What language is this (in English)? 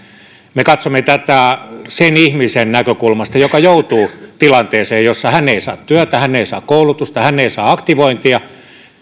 Finnish